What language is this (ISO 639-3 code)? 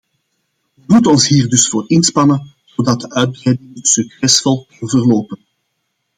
nld